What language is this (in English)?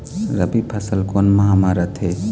Chhattisgarhi